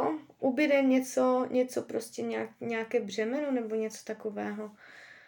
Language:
Czech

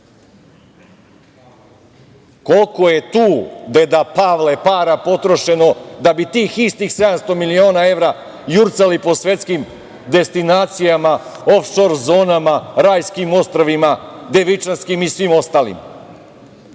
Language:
Serbian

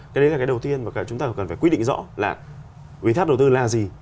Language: Vietnamese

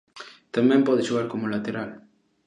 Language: Galician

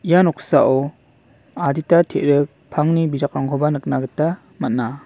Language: Garo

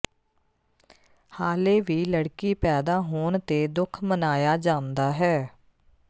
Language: Punjabi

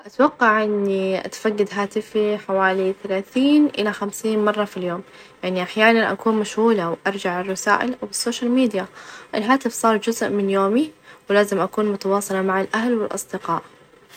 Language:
Najdi Arabic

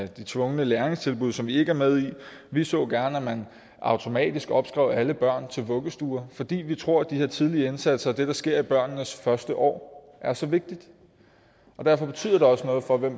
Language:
Danish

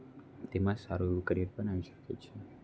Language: Gujarati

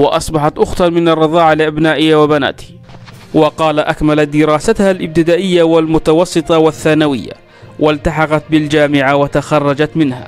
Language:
Arabic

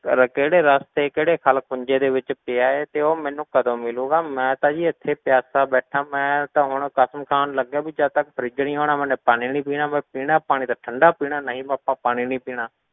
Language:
Punjabi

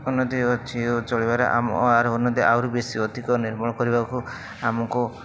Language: Odia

